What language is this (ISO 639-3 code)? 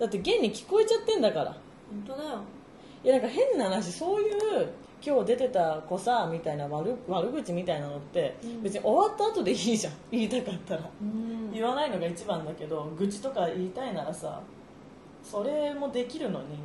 jpn